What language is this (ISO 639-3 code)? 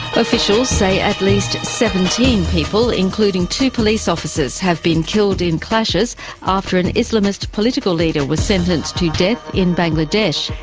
eng